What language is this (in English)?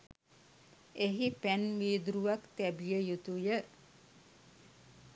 Sinhala